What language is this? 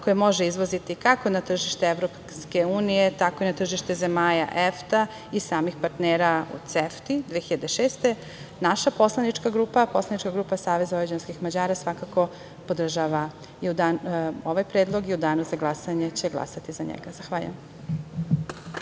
Serbian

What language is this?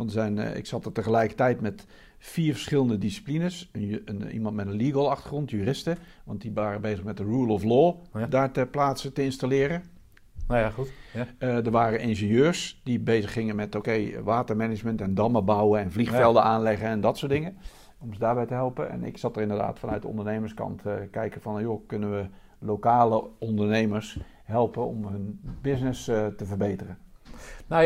Dutch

